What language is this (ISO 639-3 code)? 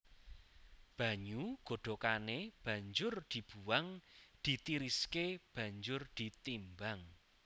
jav